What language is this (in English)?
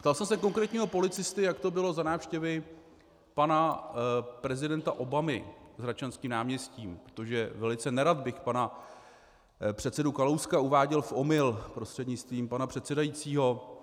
Czech